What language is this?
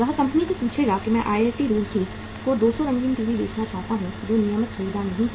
Hindi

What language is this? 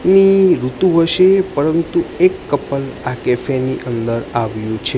Gujarati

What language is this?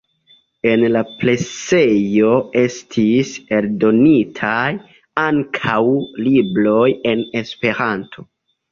Esperanto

